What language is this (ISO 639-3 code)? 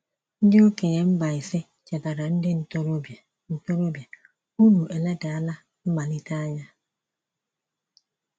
ibo